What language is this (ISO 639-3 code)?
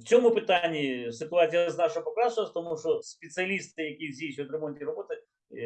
ukr